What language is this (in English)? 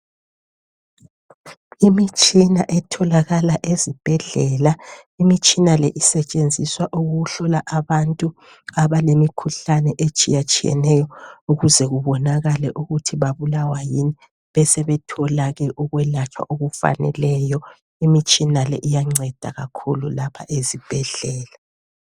North Ndebele